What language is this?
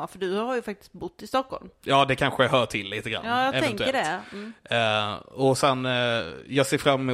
Swedish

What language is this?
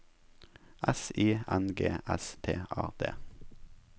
Norwegian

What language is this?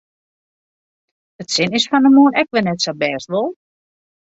Western Frisian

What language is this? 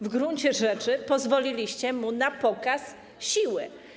Polish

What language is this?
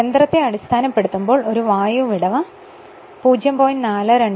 Malayalam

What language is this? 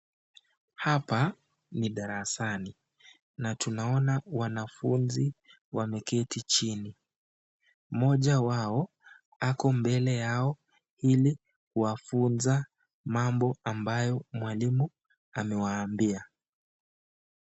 Swahili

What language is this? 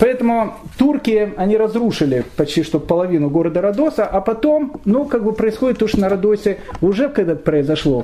Russian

